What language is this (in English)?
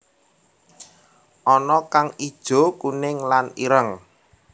Javanese